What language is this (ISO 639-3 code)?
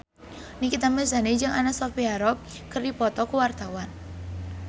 sun